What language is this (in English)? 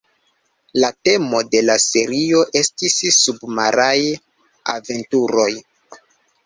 Esperanto